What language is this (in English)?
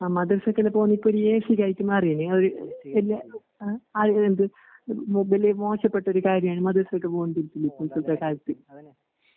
Malayalam